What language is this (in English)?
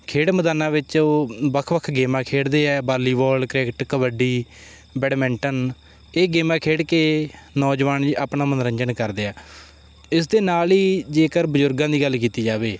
Punjabi